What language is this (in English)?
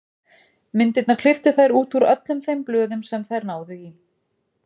Icelandic